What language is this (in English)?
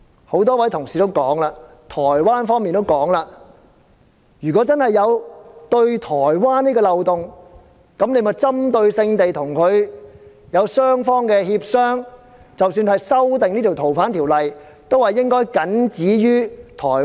Cantonese